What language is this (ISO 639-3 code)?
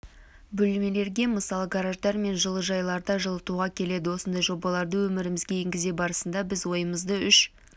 kaz